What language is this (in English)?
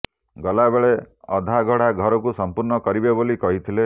Odia